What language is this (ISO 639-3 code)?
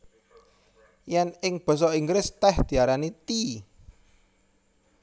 jav